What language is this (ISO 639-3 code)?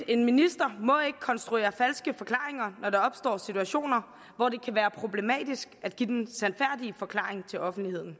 dan